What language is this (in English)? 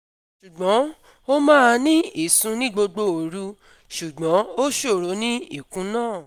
Yoruba